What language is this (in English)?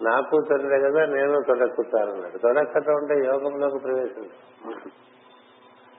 Telugu